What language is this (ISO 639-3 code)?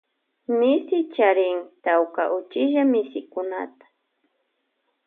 qvj